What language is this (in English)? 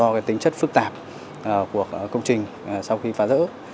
Vietnamese